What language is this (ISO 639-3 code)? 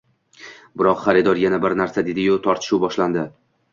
uzb